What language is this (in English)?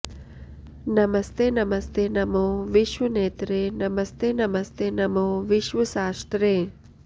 Sanskrit